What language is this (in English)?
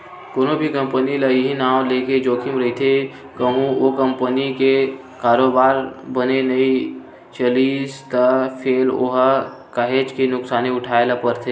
Chhattisgarhi